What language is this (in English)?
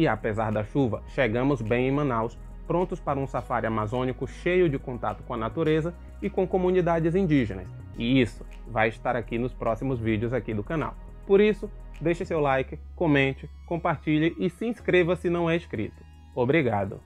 Portuguese